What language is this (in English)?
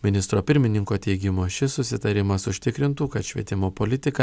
Lithuanian